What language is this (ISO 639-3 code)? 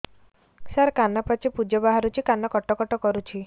ori